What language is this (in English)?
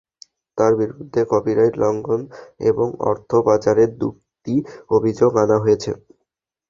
Bangla